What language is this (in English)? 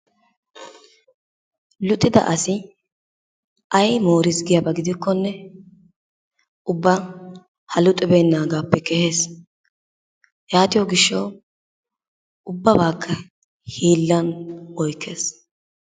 Wolaytta